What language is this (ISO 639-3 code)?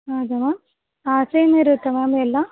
kan